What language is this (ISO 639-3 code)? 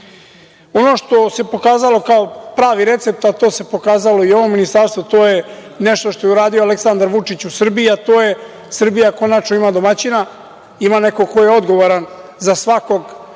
srp